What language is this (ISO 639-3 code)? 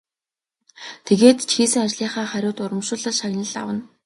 mon